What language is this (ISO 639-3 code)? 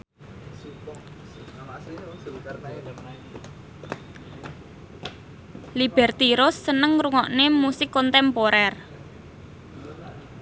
jav